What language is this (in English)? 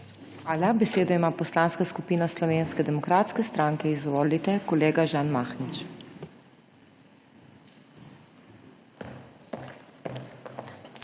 Slovenian